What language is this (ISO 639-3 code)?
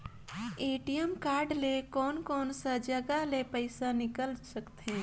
hne